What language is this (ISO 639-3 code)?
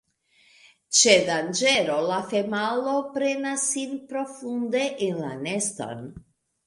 epo